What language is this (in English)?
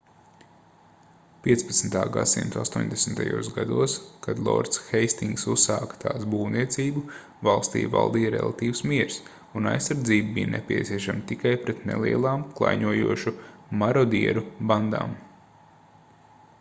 Latvian